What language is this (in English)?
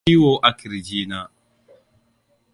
Hausa